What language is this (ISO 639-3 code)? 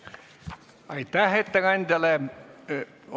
est